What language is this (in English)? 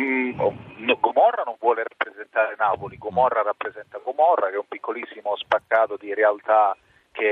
Italian